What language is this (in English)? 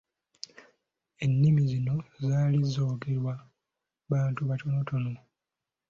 Ganda